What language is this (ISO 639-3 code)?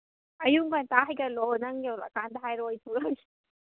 mni